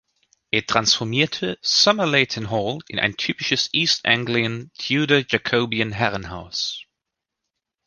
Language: German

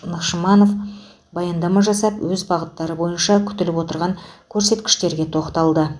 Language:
Kazakh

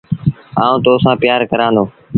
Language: Sindhi Bhil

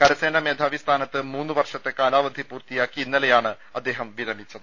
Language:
Malayalam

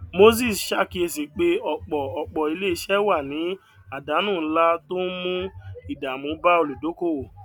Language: Yoruba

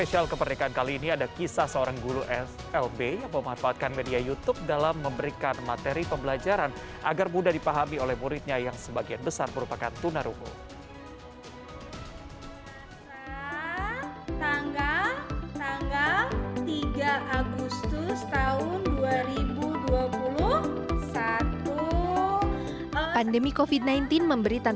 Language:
Indonesian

